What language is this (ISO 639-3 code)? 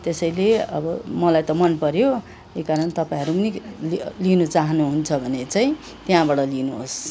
nep